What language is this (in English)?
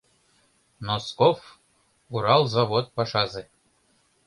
Mari